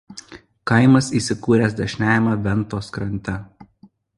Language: Lithuanian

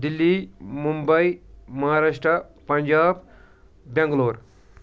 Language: Kashmiri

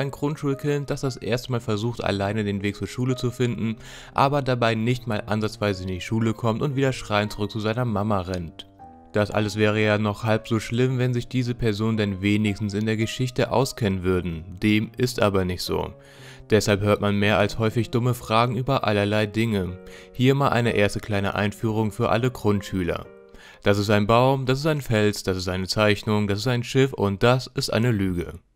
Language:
German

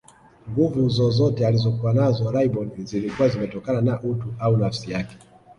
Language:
Swahili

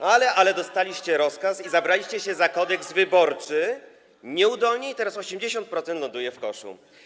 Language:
Polish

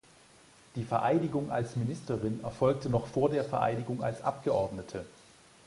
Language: German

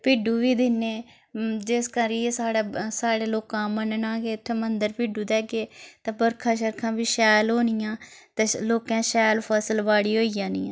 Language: Dogri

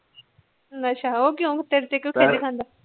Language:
Punjabi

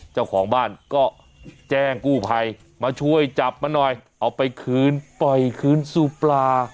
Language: Thai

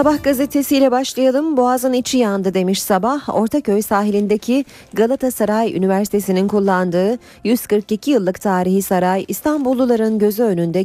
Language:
Turkish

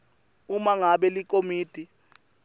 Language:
Swati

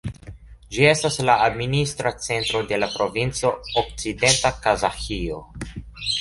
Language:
Esperanto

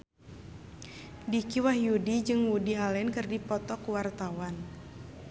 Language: Sundanese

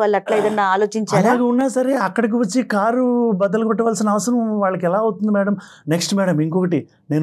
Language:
Telugu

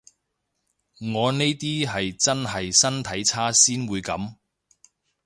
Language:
Cantonese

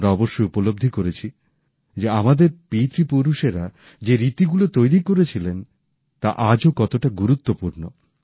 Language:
Bangla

